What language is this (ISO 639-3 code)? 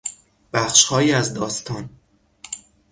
fas